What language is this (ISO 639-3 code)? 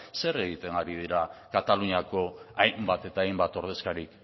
eus